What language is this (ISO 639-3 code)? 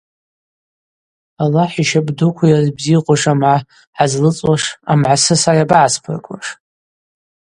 abq